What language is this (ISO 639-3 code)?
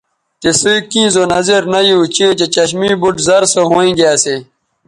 btv